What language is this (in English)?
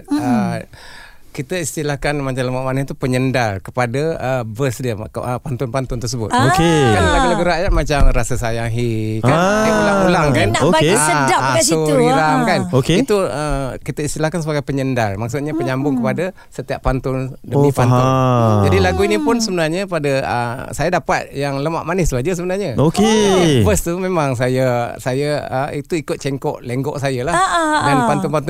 Malay